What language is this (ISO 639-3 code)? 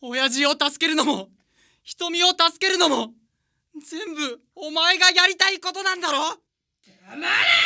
jpn